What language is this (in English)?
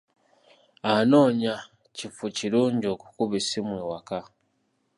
Ganda